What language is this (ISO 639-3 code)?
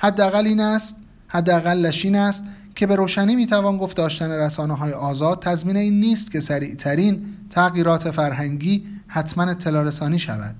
fas